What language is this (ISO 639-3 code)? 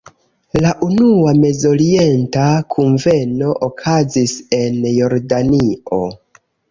epo